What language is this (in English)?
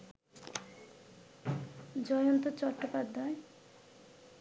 Bangla